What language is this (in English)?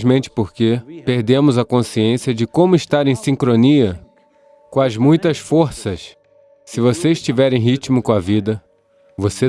Portuguese